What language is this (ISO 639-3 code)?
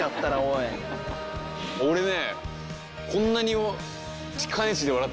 jpn